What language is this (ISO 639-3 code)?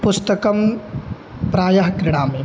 san